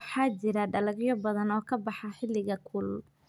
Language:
Somali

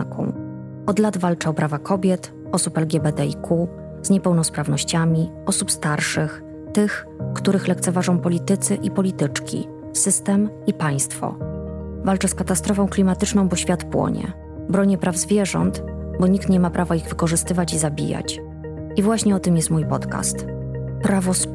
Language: Polish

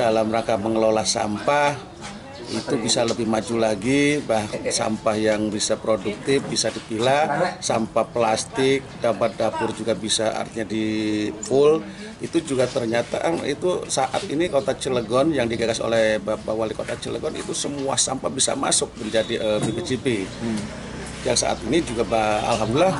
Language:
Indonesian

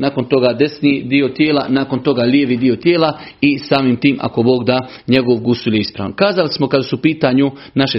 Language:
Croatian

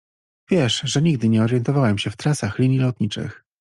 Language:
Polish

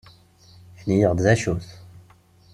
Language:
Kabyle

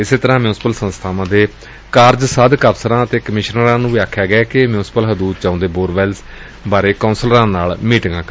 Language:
Punjabi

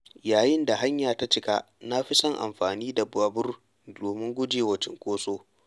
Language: Hausa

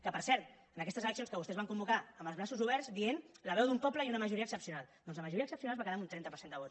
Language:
Catalan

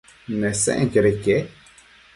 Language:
Matsés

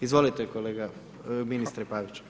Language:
Croatian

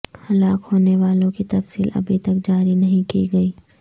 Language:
Urdu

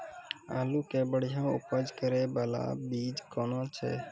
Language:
Maithili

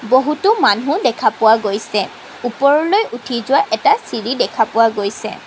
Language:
Assamese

